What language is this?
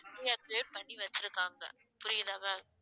Tamil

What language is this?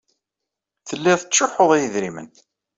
Kabyle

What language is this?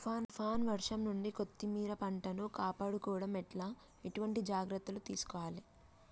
Telugu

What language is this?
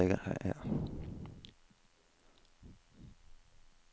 Norwegian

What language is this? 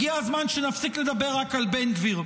Hebrew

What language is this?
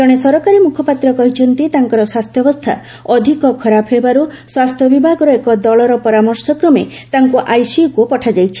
Odia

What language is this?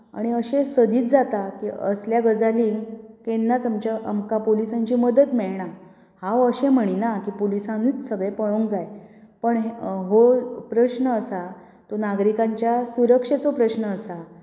Konkani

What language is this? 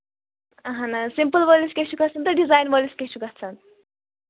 Kashmiri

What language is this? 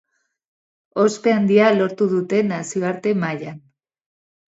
Basque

